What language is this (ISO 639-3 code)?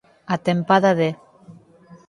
glg